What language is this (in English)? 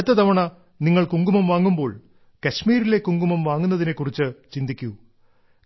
Malayalam